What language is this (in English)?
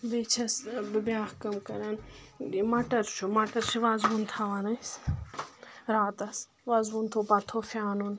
Kashmiri